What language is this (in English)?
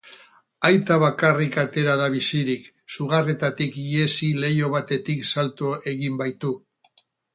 Basque